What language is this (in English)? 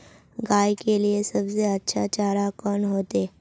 Magahi